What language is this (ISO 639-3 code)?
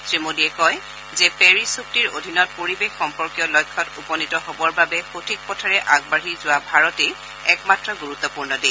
asm